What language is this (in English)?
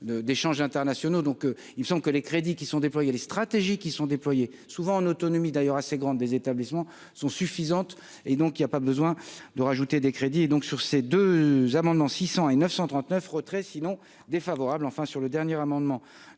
French